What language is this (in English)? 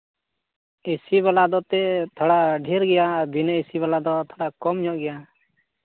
Santali